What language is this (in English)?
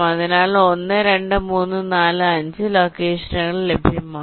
Malayalam